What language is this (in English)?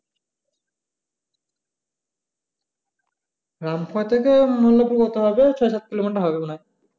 Bangla